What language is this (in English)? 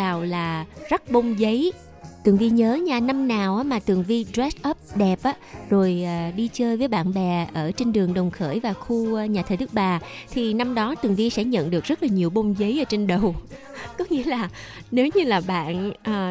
Vietnamese